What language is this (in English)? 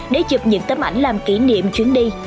Vietnamese